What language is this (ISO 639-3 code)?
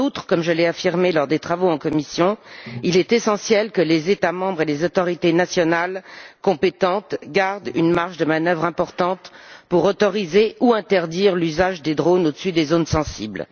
fra